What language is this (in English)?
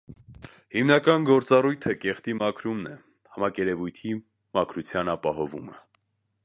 Armenian